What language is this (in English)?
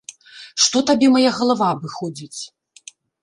Belarusian